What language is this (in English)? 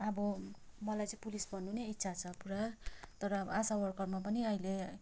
Nepali